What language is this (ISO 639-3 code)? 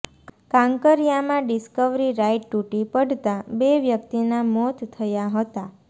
guj